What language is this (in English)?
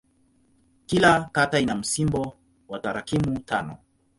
Swahili